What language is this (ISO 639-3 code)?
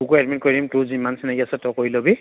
asm